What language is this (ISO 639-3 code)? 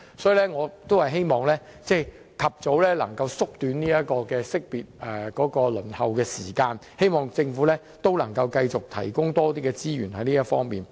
yue